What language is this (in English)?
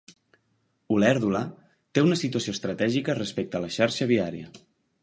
Catalan